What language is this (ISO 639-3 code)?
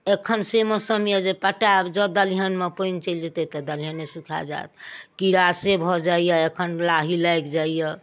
mai